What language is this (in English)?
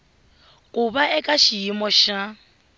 Tsonga